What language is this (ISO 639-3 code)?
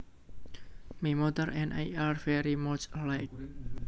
jav